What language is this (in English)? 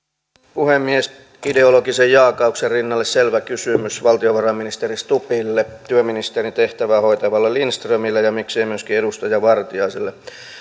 Finnish